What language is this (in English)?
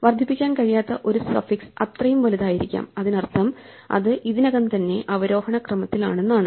Malayalam